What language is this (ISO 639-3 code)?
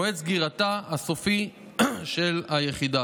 heb